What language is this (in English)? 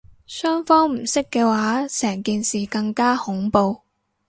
Cantonese